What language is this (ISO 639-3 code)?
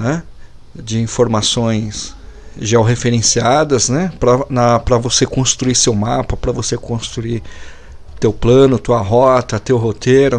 por